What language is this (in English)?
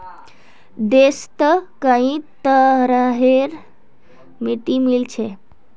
Magahi